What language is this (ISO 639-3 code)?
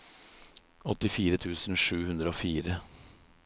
nor